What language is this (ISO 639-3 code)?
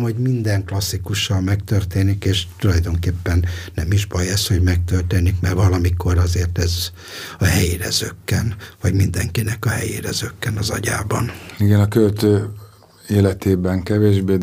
hun